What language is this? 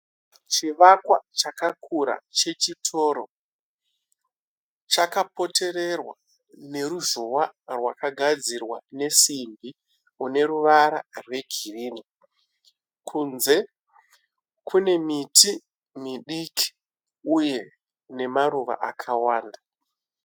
Shona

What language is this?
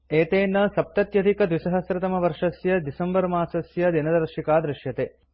Sanskrit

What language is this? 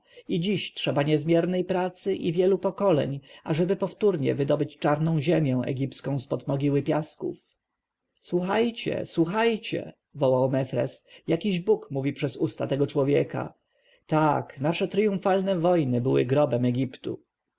Polish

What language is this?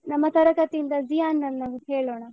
Kannada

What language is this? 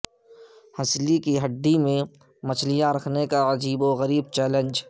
Urdu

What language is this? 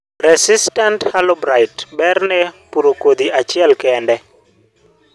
Luo (Kenya and Tanzania)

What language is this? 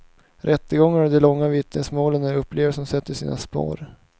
Swedish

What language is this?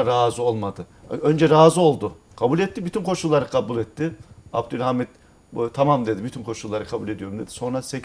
Turkish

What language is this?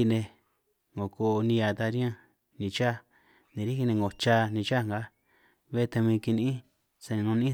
San Martín Itunyoso Triqui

